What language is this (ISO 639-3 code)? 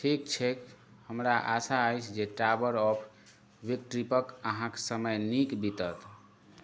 mai